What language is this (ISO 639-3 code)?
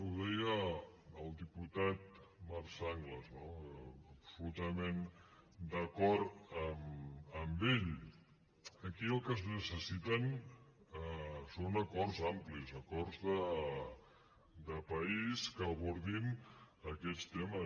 cat